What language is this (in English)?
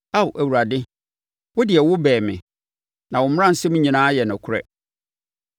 Akan